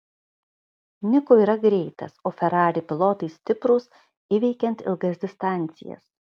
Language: Lithuanian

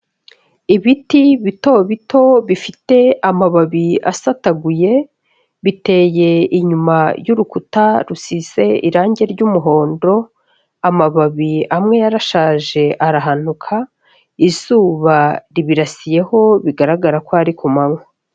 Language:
Kinyarwanda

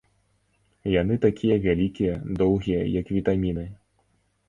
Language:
Belarusian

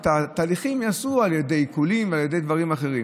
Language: Hebrew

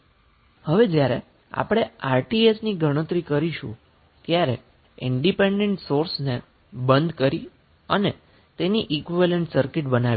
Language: Gujarati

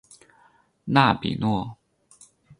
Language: Chinese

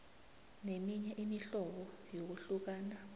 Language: South Ndebele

